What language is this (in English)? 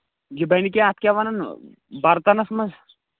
Kashmiri